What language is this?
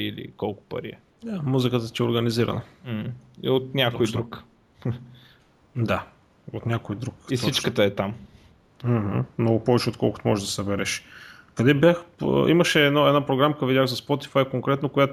Bulgarian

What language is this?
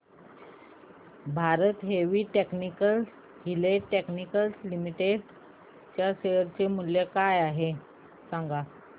Marathi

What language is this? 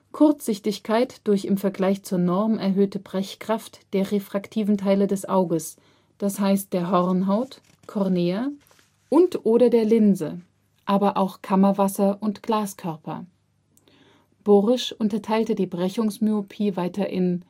German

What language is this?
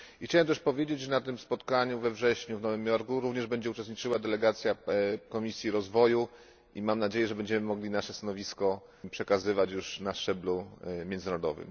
Polish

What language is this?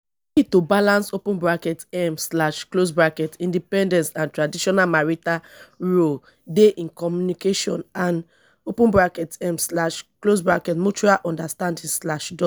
Nigerian Pidgin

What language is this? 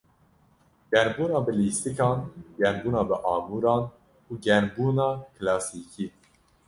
Kurdish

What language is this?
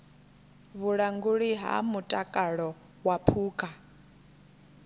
Venda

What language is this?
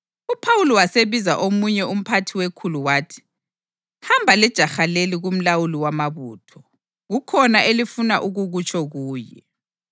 North Ndebele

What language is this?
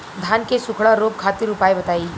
Bhojpuri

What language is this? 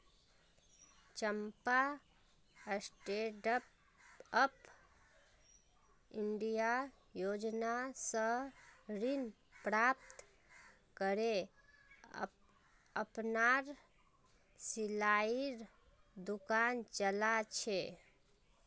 Magahi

